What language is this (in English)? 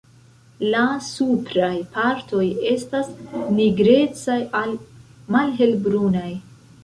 Esperanto